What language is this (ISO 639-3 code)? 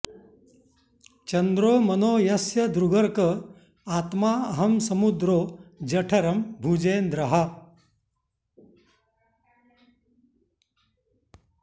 san